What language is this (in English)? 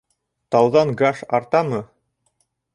Bashkir